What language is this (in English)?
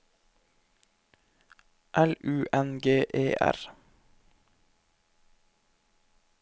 Norwegian